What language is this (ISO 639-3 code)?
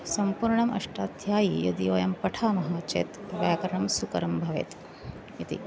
san